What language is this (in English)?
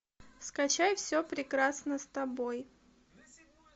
Russian